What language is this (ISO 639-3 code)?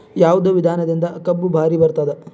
kan